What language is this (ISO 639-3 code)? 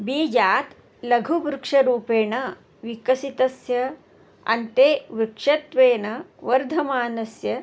san